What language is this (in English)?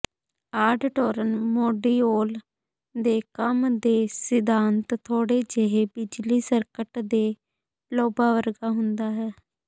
Punjabi